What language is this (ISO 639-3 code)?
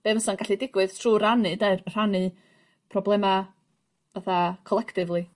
cym